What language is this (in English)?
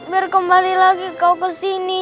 Indonesian